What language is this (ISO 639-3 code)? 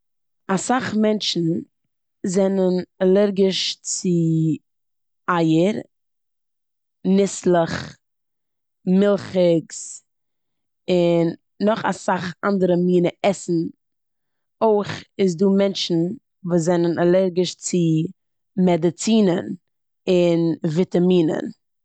yid